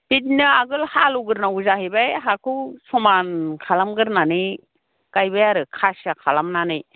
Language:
Bodo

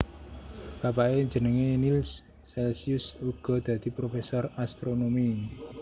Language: Javanese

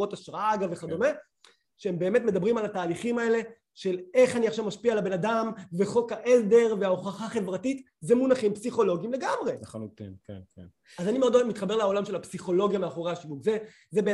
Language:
Hebrew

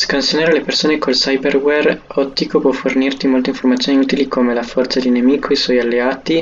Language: Italian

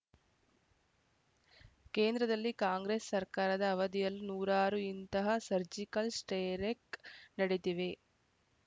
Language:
Kannada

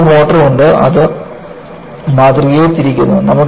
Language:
Malayalam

